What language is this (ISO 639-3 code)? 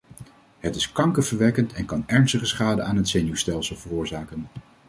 nld